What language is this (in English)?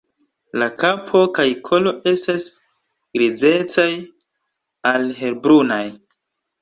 Esperanto